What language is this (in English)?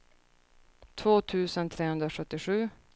Swedish